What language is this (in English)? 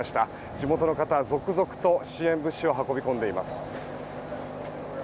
Japanese